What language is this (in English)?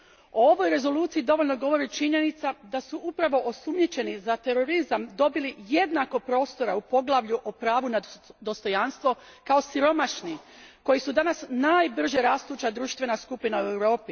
Croatian